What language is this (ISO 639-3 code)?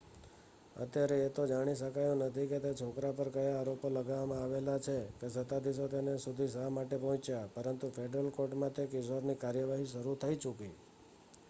guj